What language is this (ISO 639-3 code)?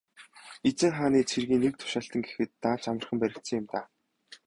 mon